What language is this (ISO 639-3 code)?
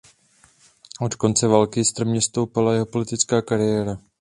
ces